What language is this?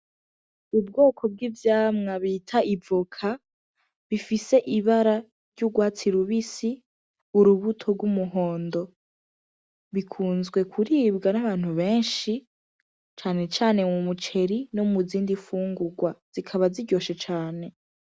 Rundi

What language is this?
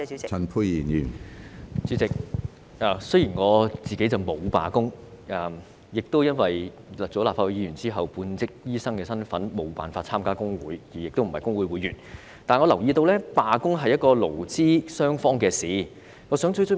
Cantonese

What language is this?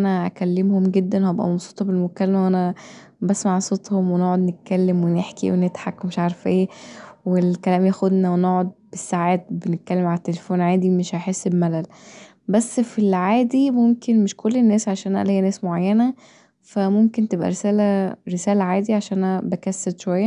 Egyptian Arabic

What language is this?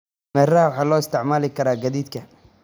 Somali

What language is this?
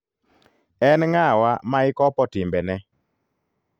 Luo (Kenya and Tanzania)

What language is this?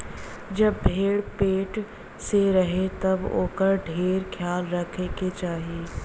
Bhojpuri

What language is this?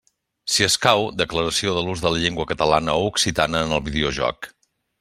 Catalan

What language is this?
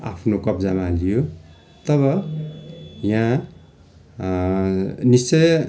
Nepali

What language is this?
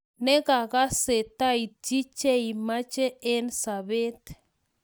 Kalenjin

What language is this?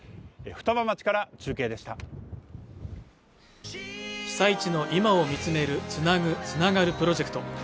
Japanese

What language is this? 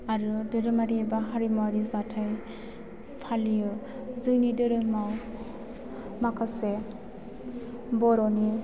Bodo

